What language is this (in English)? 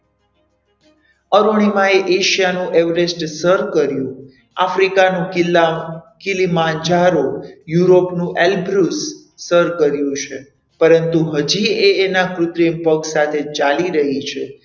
Gujarati